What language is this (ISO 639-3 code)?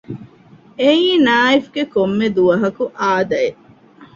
div